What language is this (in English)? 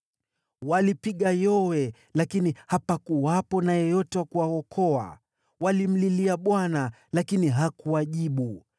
Swahili